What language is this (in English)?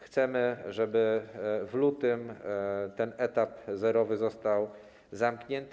Polish